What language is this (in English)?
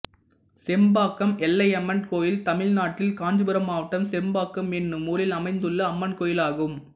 Tamil